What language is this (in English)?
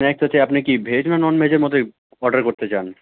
Bangla